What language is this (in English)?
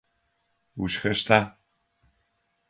Adyghe